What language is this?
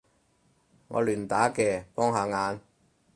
Cantonese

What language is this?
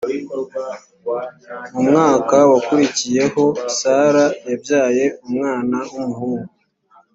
Kinyarwanda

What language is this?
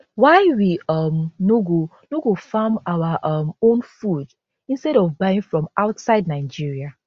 Nigerian Pidgin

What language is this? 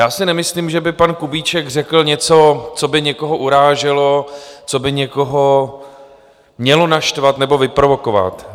Czech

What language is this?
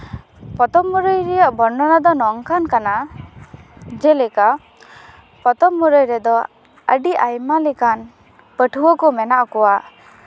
Santali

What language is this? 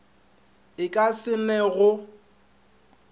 Northern Sotho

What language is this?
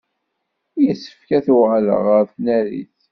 Kabyle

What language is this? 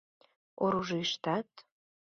Mari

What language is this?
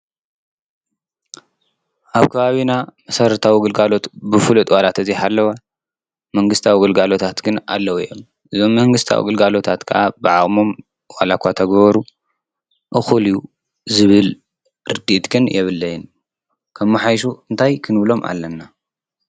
Tigrinya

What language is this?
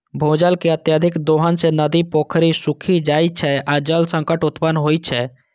Maithili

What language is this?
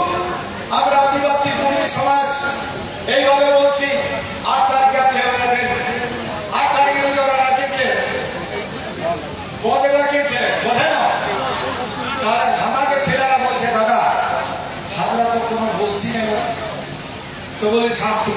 Korean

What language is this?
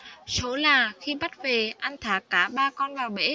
Vietnamese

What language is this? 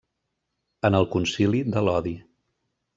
Catalan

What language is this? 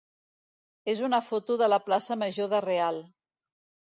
Catalan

